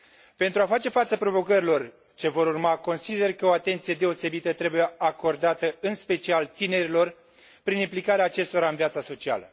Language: Romanian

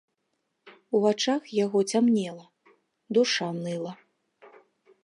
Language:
Belarusian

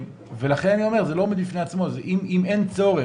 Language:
Hebrew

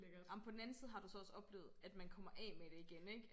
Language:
Danish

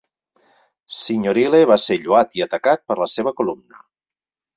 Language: Catalan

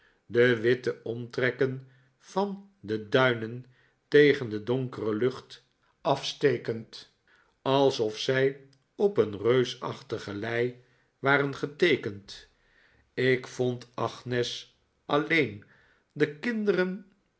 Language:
Dutch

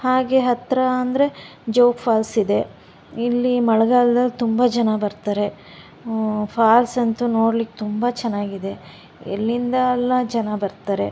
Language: Kannada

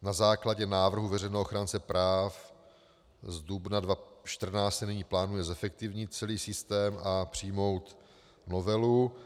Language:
Czech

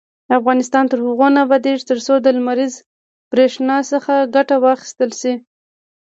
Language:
Pashto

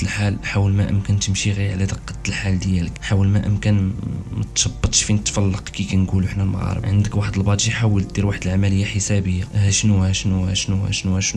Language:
Arabic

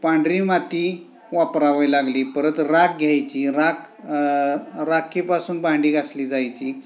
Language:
Marathi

